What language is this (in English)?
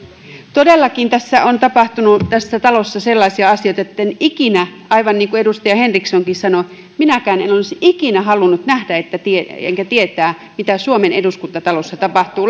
Finnish